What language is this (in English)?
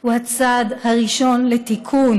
Hebrew